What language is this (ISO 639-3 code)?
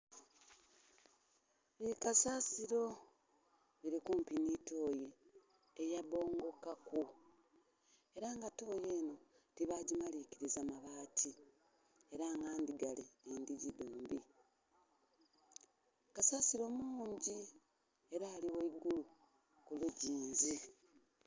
xog